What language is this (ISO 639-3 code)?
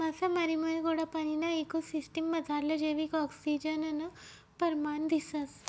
mar